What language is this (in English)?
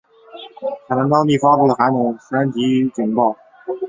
Chinese